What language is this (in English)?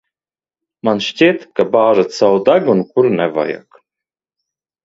Latvian